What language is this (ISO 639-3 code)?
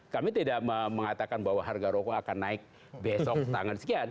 ind